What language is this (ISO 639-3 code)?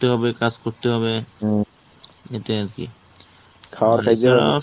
ben